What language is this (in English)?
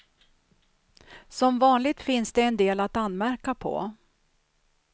Swedish